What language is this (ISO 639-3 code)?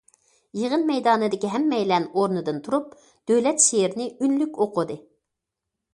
uig